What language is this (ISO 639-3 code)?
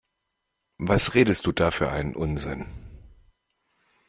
deu